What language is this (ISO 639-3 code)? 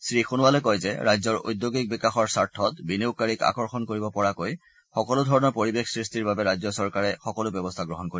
asm